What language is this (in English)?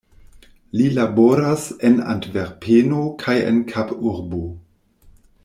Esperanto